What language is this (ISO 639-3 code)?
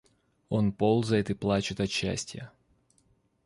rus